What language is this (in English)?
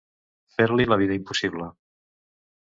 Catalan